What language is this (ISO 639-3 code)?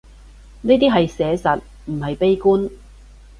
yue